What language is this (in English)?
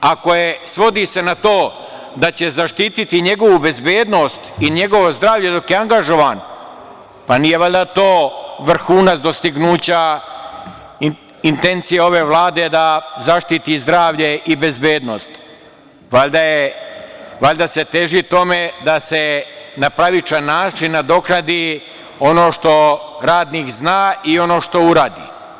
Serbian